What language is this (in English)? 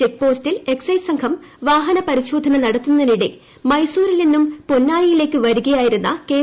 Malayalam